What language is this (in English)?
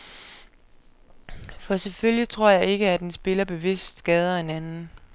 Danish